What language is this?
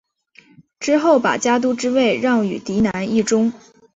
Chinese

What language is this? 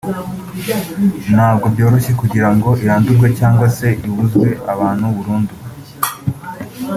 Kinyarwanda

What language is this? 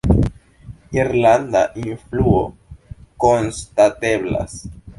Esperanto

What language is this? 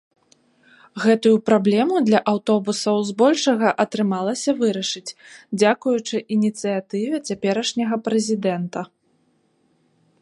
Belarusian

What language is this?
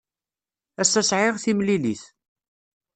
Kabyle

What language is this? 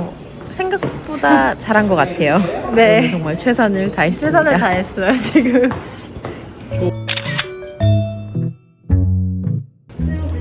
Korean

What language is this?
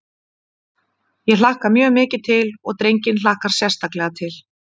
Icelandic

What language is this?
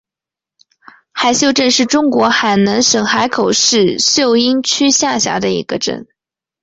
Chinese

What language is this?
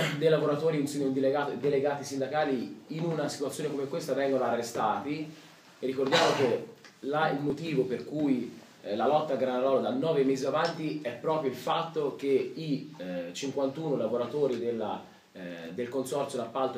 Italian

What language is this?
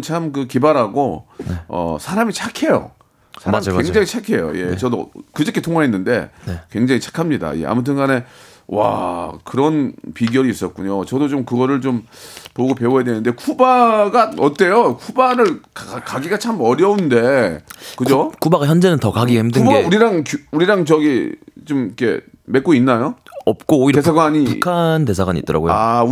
Korean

